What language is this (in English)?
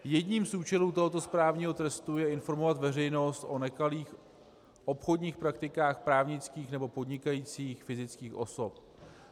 Czech